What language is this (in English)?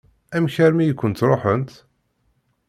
Kabyle